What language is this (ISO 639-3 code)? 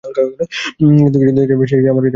ben